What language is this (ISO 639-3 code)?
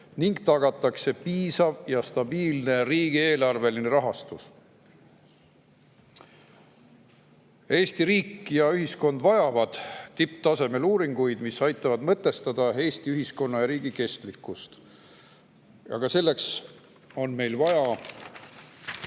est